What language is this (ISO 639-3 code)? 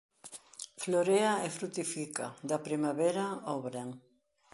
glg